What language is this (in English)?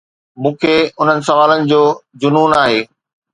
Sindhi